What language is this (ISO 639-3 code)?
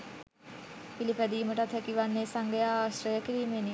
sin